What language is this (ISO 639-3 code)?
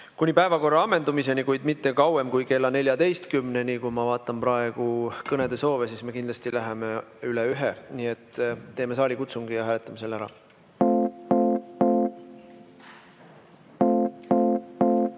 est